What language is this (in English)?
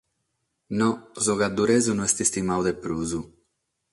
Sardinian